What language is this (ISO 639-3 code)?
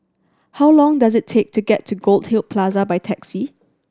eng